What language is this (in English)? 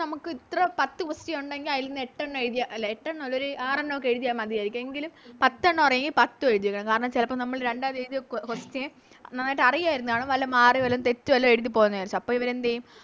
Malayalam